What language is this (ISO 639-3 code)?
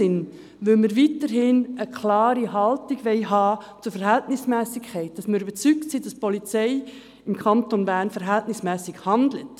gsw